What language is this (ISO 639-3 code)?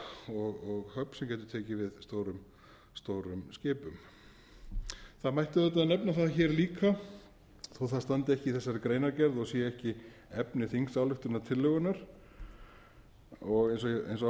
isl